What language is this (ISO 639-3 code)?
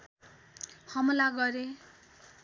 nep